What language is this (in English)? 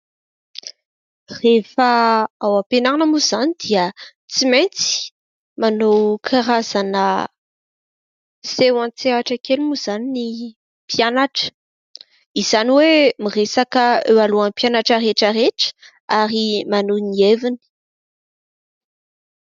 Malagasy